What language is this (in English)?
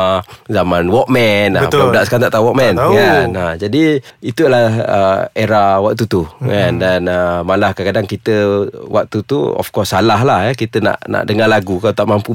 Malay